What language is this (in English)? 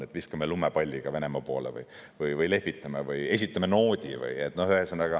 Estonian